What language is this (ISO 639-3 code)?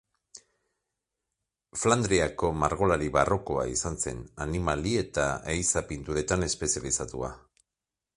eus